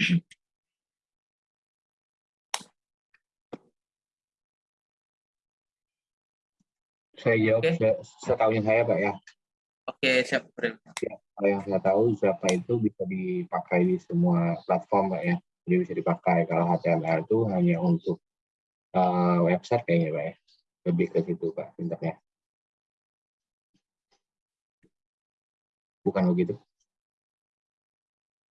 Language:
Indonesian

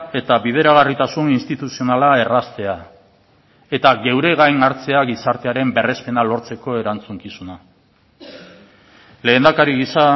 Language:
Basque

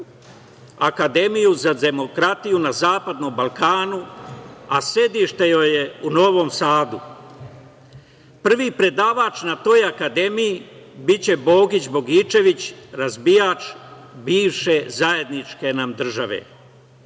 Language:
Serbian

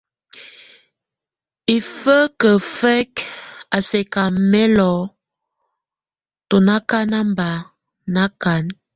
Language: Tunen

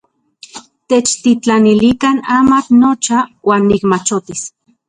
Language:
Central Puebla Nahuatl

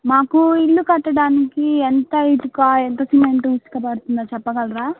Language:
Telugu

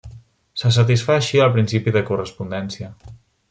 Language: Catalan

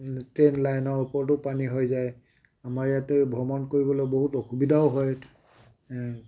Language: Assamese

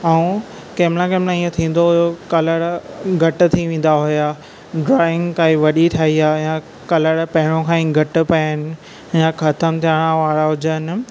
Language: Sindhi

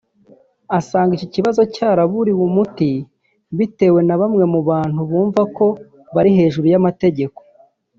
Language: Kinyarwanda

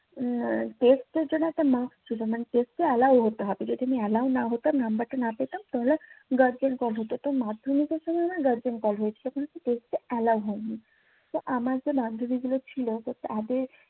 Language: Bangla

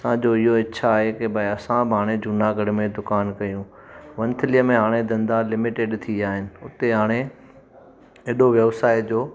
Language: Sindhi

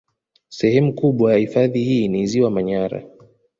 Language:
Swahili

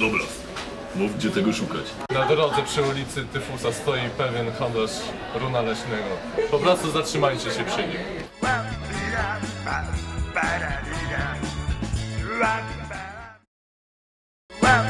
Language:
Polish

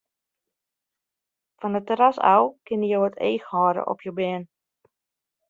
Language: Western Frisian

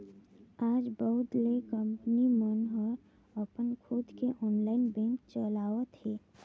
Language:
Chhattisgarhi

